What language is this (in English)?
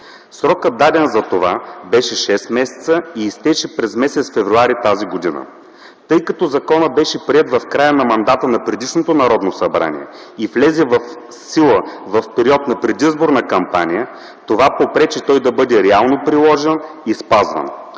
Bulgarian